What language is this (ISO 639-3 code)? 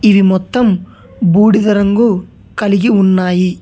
tel